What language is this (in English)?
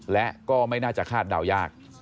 Thai